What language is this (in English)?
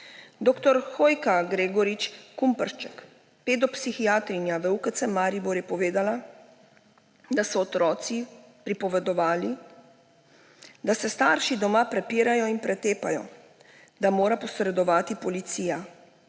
Slovenian